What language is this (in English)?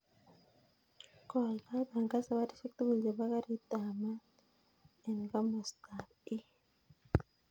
Kalenjin